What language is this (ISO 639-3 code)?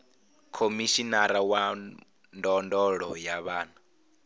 ven